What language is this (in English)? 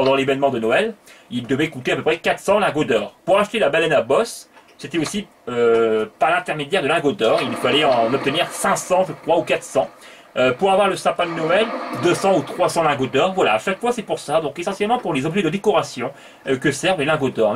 French